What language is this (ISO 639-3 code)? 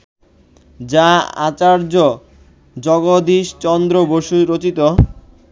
ben